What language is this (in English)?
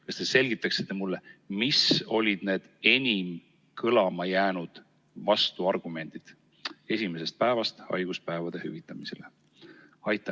Estonian